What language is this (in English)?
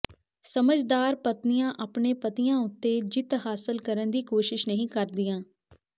Punjabi